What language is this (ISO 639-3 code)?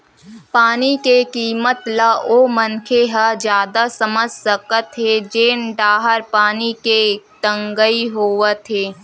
hne